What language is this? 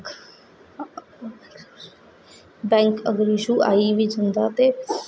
Dogri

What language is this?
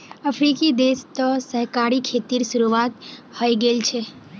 Magahi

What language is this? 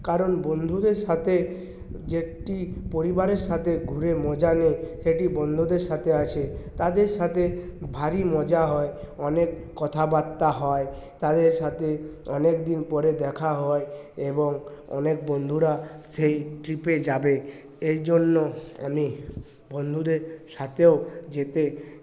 Bangla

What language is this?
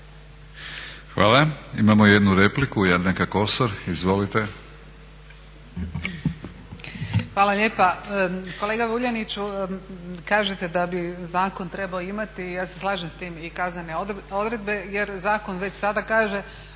Croatian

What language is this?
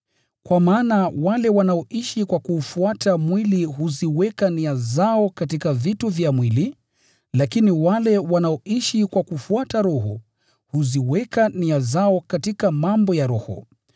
Swahili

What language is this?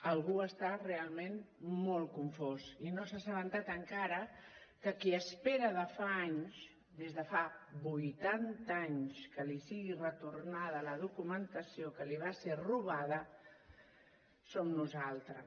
Catalan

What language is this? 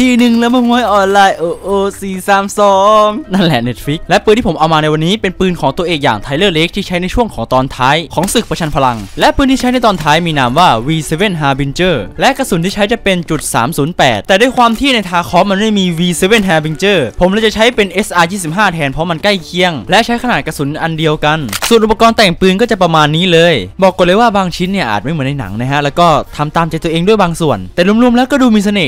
Thai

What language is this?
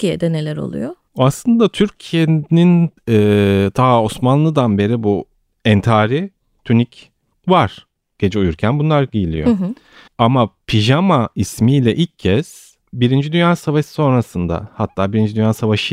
Turkish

